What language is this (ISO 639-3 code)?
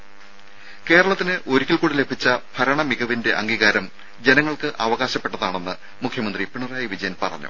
mal